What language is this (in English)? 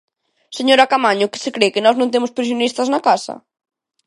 Galician